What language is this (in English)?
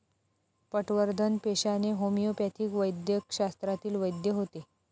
Marathi